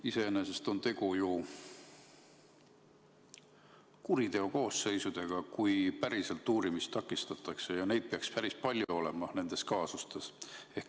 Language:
Estonian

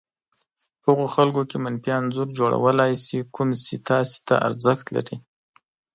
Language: Pashto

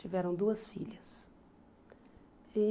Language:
Portuguese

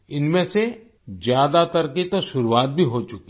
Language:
Hindi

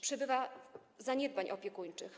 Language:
Polish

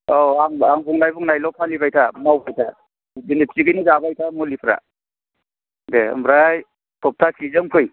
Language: Bodo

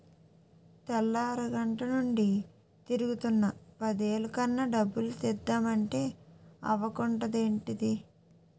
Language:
Telugu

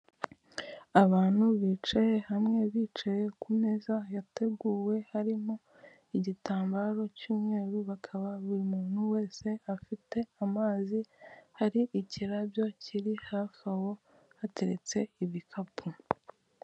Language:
Kinyarwanda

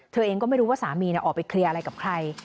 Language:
Thai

